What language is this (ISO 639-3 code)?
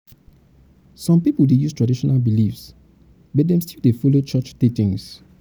pcm